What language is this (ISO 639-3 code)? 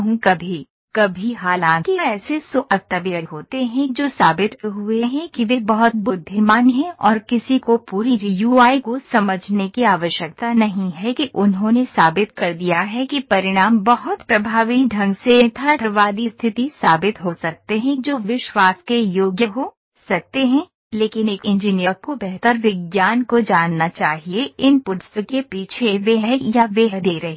hin